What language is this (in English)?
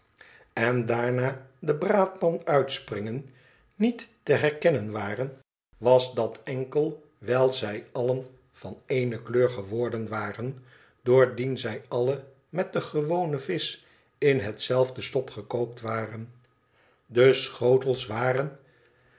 Dutch